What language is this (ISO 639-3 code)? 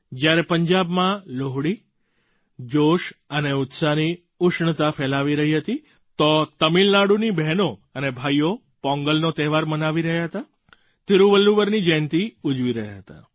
guj